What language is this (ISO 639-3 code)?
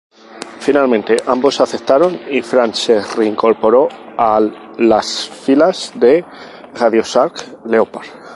spa